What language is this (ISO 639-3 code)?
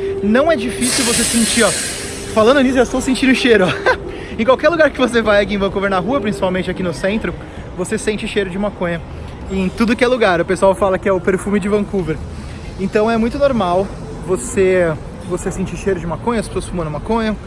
por